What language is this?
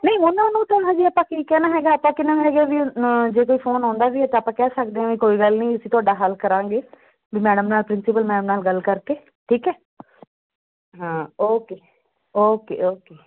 Punjabi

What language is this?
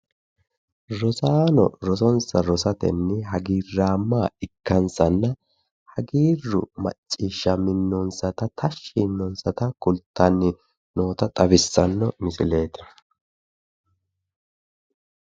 Sidamo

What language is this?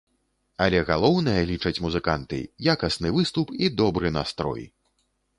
Belarusian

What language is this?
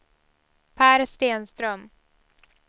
Swedish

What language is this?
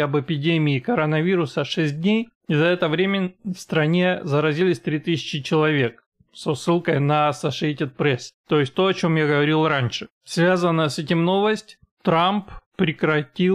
Russian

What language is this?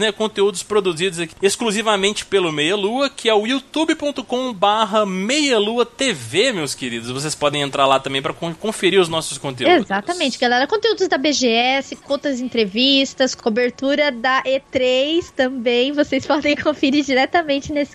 Portuguese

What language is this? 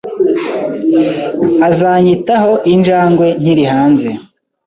Kinyarwanda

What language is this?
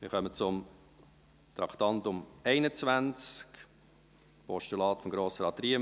Swiss German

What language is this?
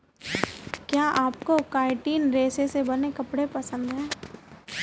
Hindi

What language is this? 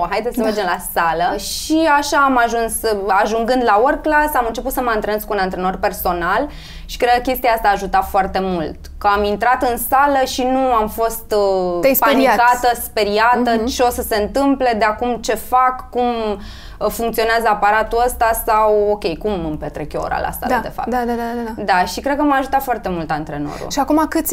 Romanian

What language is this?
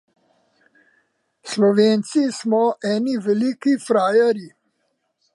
Slovenian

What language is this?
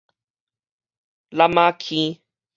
Min Nan Chinese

